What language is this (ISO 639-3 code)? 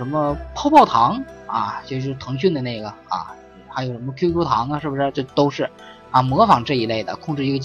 zho